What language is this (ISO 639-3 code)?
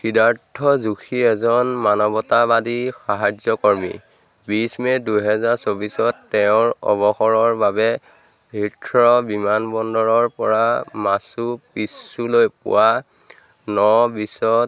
asm